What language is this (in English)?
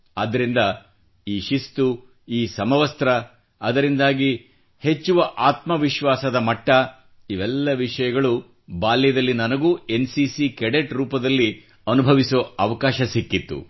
Kannada